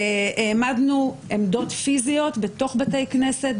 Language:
Hebrew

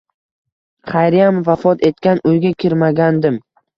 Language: Uzbek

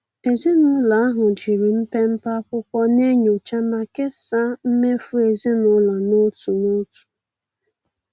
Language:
Igbo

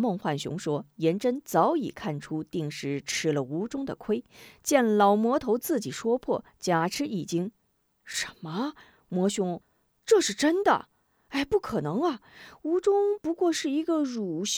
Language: Chinese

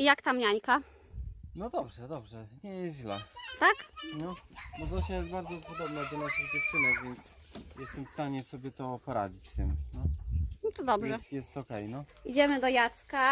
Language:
Polish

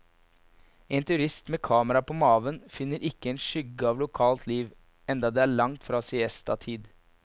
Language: Norwegian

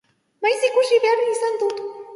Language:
Basque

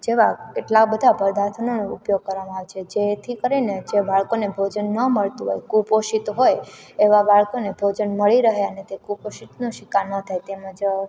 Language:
Gujarati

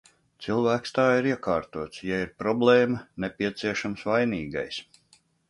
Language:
Latvian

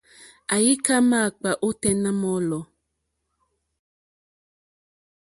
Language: Mokpwe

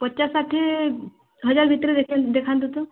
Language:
Odia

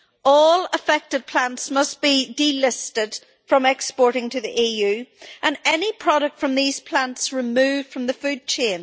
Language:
English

